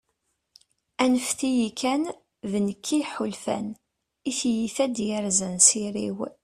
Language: Kabyle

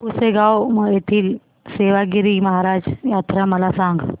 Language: Marathi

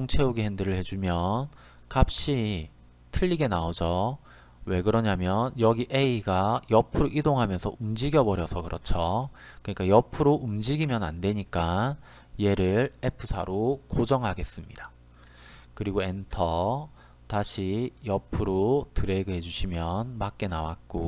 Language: Korean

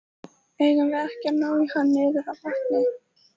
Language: Icelandic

